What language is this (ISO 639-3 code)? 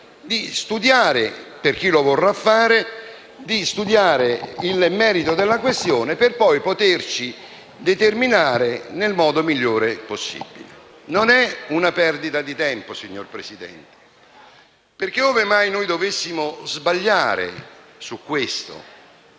ita